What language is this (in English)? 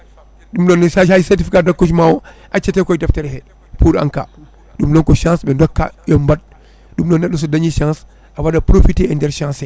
Fula